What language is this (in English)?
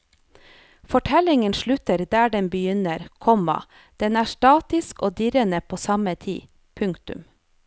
Norwegian